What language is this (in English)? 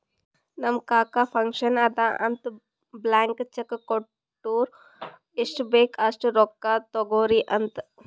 Kannada